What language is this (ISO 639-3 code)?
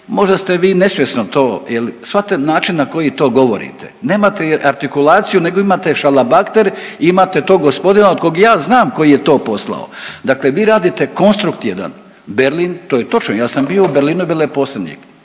hrv